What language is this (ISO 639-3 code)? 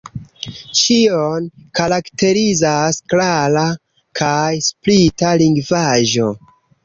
epo